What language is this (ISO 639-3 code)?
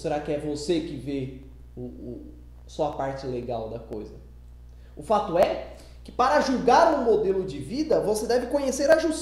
por